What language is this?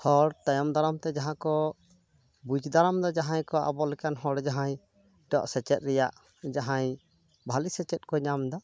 Santali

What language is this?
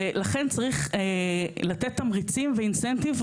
Hebrew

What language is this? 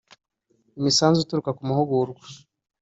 Kinyarwanda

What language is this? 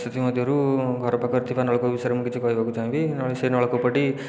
Odia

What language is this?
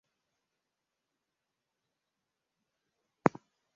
Swahili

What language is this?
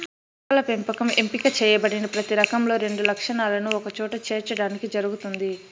Telugu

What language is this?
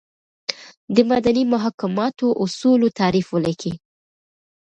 Pashto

